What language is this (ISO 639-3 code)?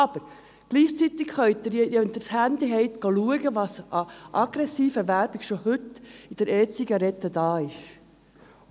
gsw